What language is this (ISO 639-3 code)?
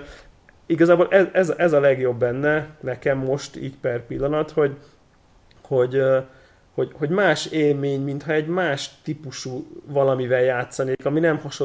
hun